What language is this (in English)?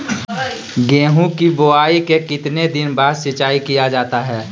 Magahi